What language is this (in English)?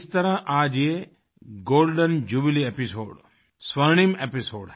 Hindi